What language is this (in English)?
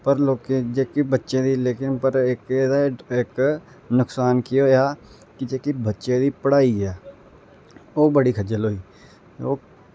Dogri